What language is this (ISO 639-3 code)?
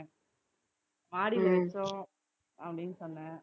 tam